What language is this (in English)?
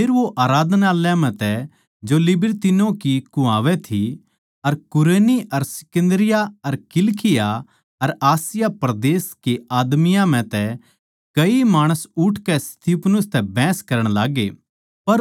Haryanvi